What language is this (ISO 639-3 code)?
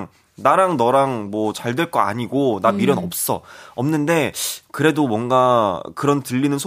kor